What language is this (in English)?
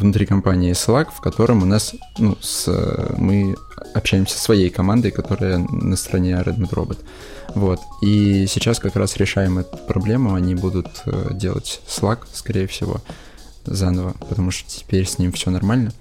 Russian